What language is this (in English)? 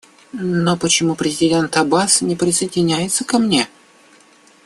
Russian